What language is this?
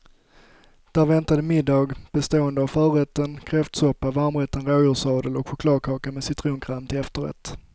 Swedish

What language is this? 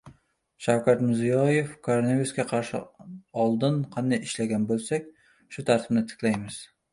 Uzbek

